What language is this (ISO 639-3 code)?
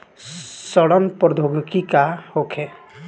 bho